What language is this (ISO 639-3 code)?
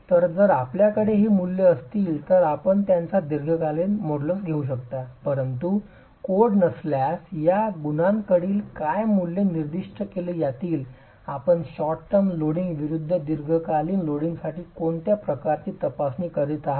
mar